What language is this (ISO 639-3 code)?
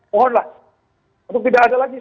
ind